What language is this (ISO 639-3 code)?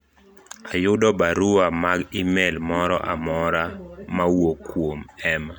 luo